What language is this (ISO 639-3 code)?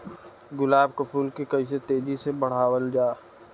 bho